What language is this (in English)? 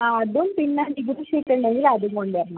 Malayalam